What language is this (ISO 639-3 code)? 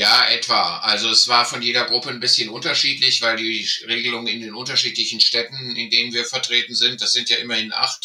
deu